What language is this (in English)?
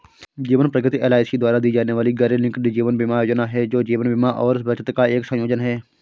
Hindi